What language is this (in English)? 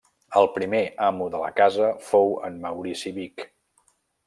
Catalan